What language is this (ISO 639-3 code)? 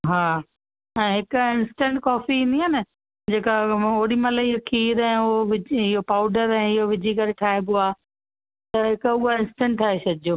snd